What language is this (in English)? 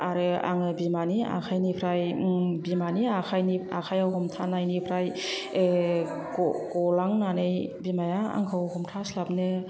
Bodo